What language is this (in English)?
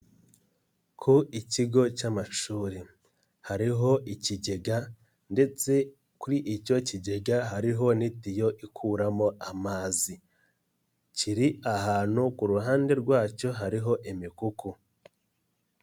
Kinyarwanda